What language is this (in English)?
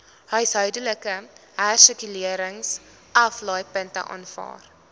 Afrikaans